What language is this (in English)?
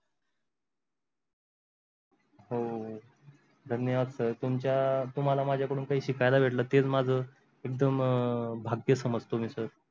Marathi